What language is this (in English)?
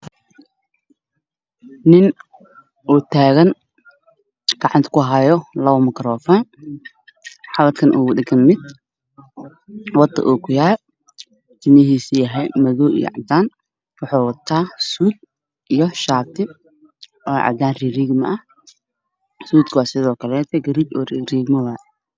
Somali